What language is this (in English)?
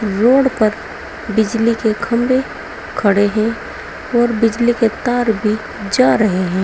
Hindi